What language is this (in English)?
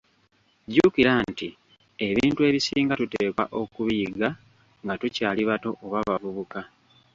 Ganda